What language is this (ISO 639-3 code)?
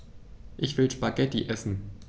deu